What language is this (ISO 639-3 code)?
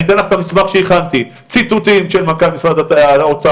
heb